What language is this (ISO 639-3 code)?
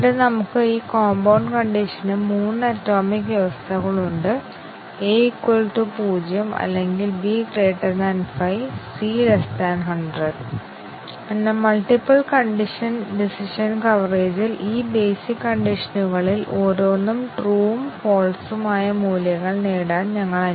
mal